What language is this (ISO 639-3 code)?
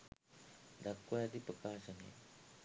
sin